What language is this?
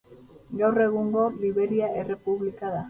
Basque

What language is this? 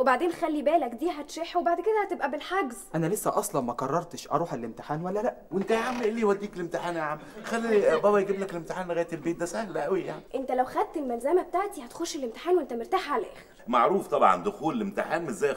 Arabic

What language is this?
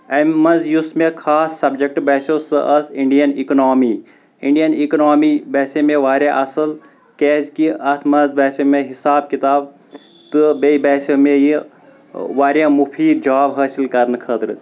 Kashmiri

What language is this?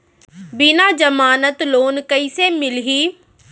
Chhattisgarhi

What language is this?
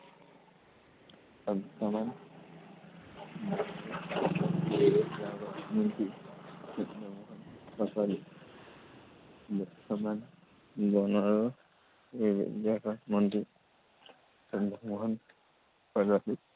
Assamese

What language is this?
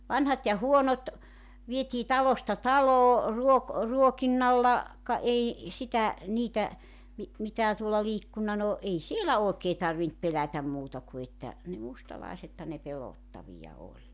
Finnish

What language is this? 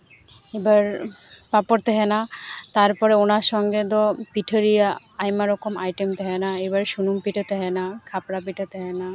Santali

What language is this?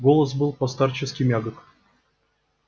Russian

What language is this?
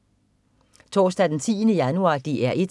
Danish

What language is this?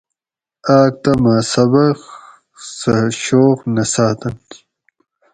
Gawri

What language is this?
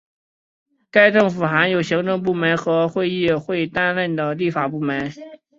Chinese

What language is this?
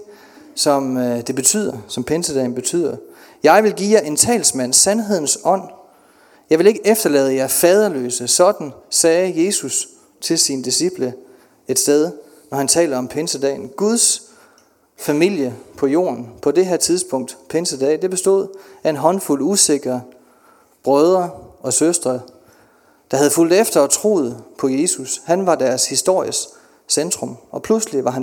Danish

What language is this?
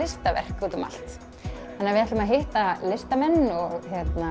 Icelandic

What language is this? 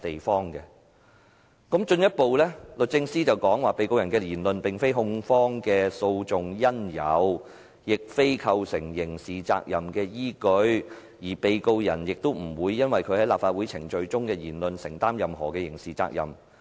Cantonese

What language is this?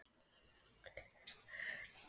Icelandic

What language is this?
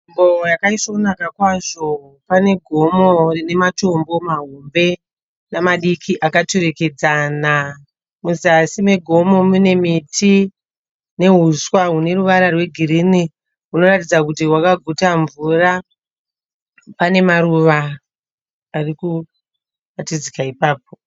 Shona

